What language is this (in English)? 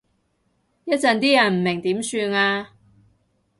Cantonese